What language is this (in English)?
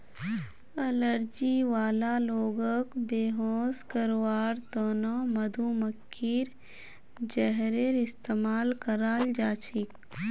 Magahi